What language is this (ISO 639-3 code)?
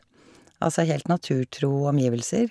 nor